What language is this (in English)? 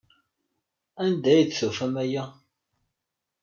Kabyle